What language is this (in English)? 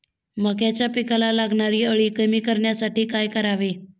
Marathi